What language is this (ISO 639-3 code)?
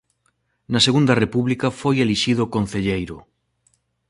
glg